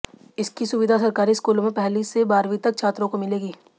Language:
Hindi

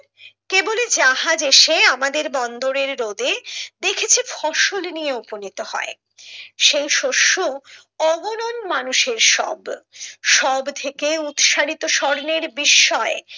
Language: Bangla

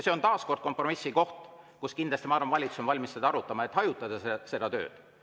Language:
Estonian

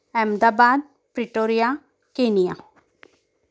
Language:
Marathi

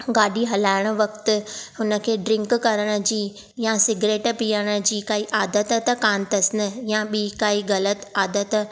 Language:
Sindhi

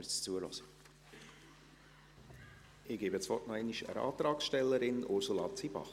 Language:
Swiss German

